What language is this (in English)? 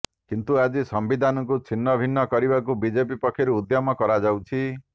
Odia